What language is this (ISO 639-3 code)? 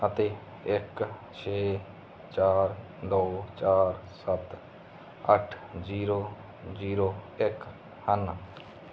pan